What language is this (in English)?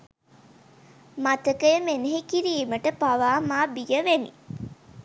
Sinhala